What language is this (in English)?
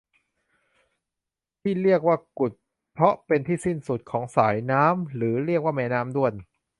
Thai